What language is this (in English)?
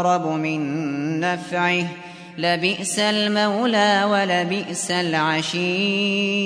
Arabic